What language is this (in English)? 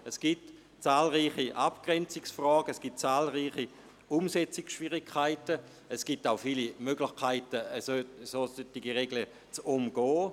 Swiss German